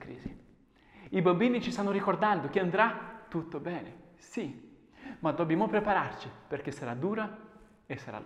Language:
Italian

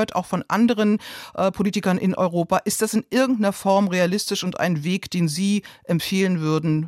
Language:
German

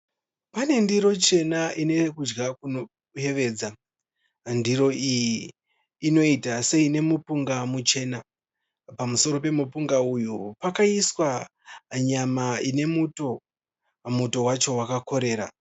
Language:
Shona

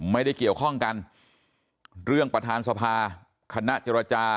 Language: Thai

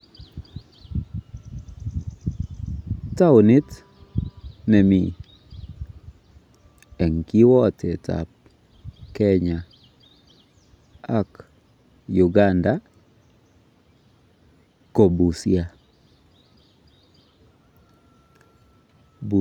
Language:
Kalenjin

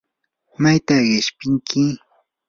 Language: Yanahuanca Pasco Quechua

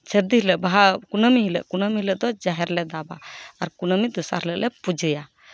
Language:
Santali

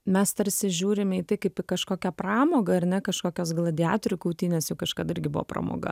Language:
Lithuanian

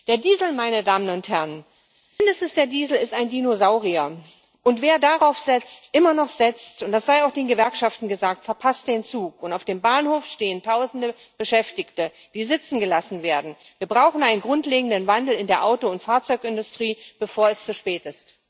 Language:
German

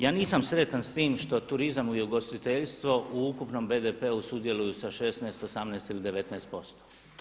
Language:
Croatian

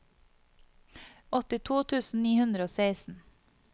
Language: Norwegian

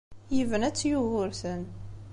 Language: Kabyle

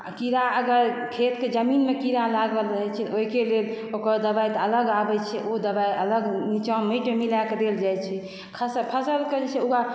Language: Maithili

